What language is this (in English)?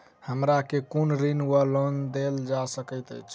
Maithili